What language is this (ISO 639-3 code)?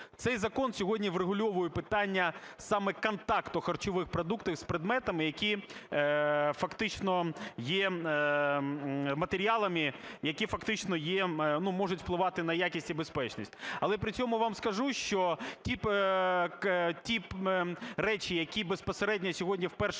ukr